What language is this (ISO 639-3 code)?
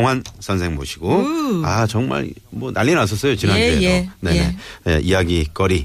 kor